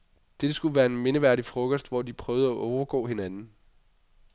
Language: Danish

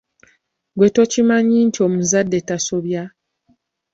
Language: Ganda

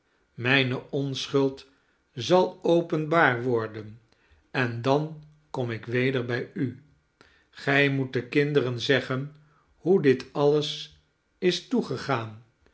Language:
Dutch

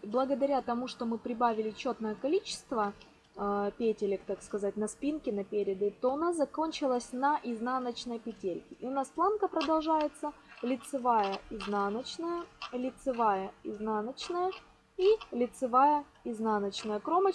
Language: Russian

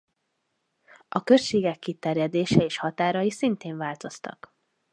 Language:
Hungarian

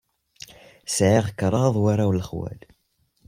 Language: Kabyle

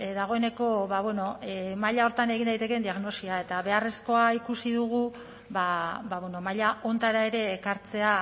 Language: Basque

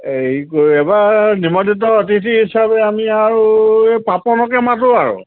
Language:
Assamese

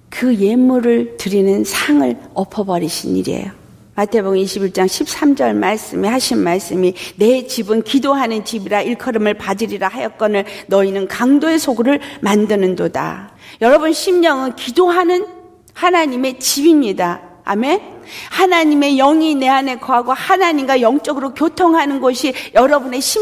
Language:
Korean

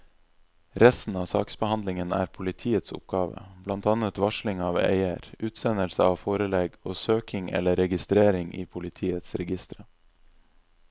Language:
Norwegian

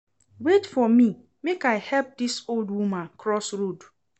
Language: Nigerian Pidgin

